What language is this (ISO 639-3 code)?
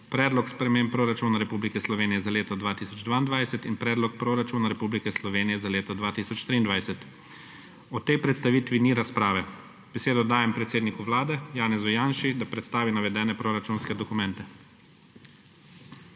slv